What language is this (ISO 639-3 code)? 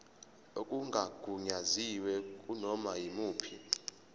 zul